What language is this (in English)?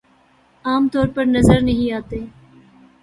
Urdu